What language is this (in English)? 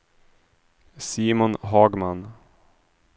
Swedish